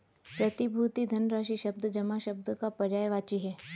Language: Hindi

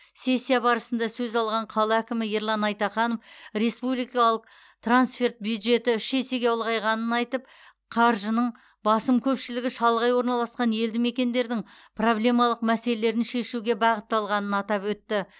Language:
Kazakh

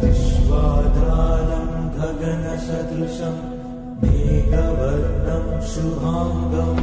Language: Telugu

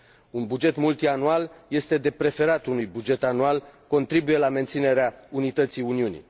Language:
Romanian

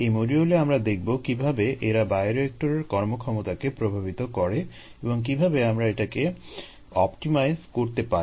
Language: Bangla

